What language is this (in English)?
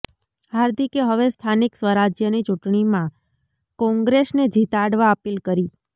Gujarati